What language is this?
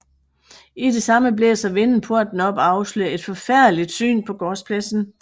Danish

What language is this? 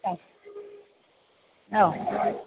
Bodo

